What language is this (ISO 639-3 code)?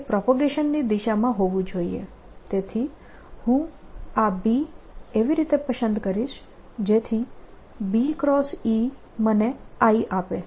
guj